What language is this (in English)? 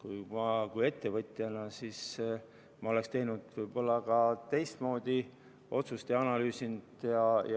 Estonian